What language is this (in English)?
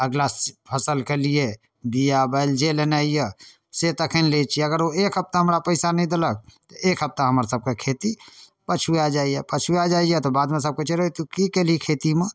Maithili